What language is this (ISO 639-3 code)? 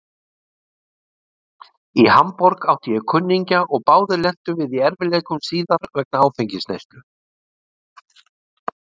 isl